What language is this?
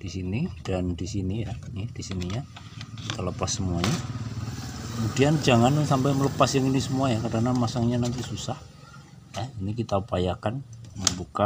Indonesian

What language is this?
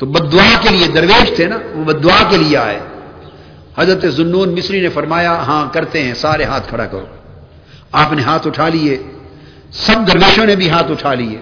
Urdu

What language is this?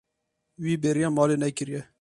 Kurdish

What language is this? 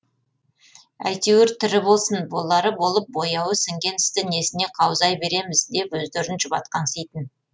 Kazakh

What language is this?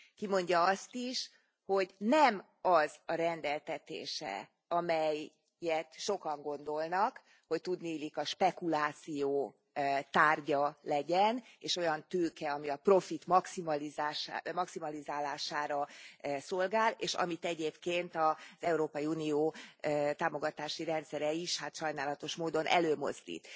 Hungarian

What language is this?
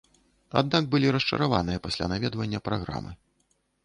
Belarusian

